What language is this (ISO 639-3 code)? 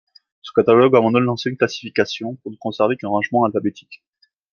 fra